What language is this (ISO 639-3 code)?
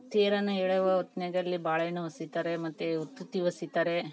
kan